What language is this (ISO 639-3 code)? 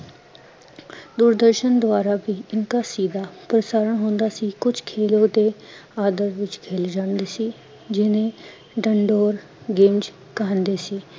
pan